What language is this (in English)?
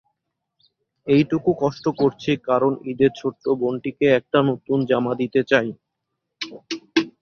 Bangla